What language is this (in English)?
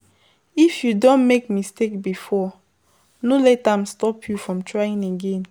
Nigerian Pidgin